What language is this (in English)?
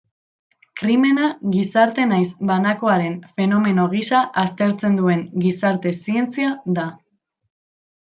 Basque